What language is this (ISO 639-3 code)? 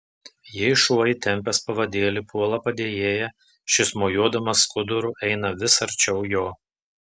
lit